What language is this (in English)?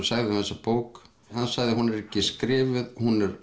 Icelandic